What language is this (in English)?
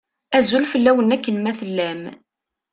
Kabyle